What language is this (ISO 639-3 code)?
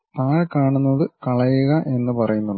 mal